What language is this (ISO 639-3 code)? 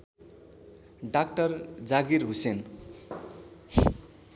nep